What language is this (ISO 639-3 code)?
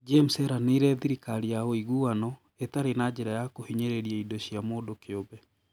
kik